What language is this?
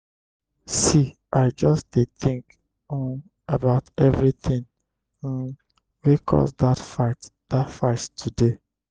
Nigerian Pidgin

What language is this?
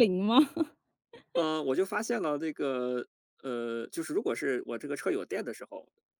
Chinese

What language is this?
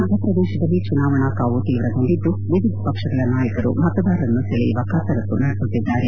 Kannada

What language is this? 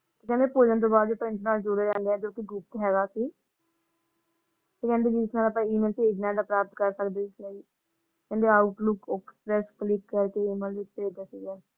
Punjabi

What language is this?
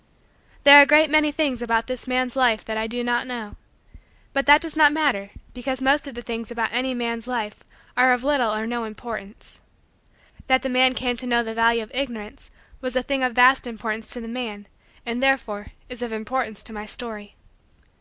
English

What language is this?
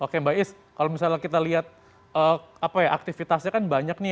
Indonesian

